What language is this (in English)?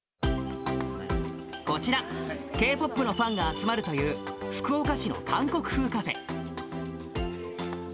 Japanese